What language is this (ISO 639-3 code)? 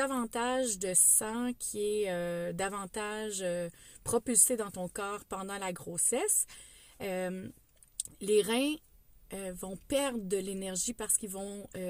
fra